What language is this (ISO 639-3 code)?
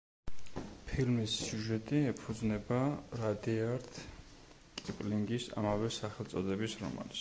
kat